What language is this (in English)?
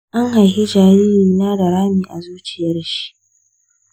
Hausa